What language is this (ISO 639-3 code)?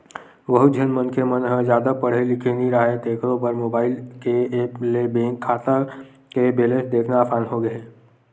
hne